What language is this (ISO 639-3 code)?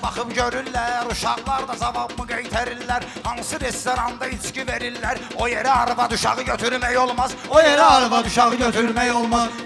tur